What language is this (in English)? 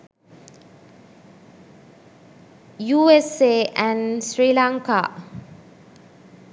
Sinhala